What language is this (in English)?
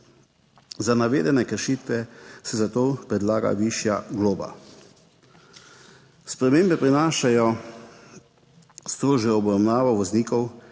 Slovenian